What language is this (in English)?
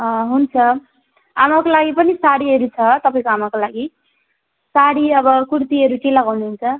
Nepali